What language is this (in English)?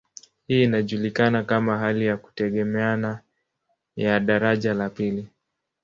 Swahili